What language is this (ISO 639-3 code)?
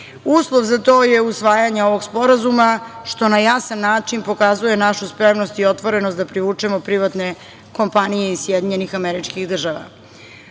srp